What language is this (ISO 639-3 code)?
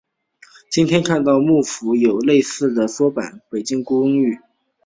zho